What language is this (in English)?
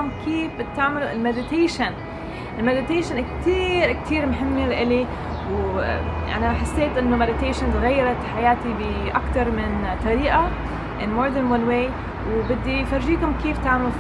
Arabic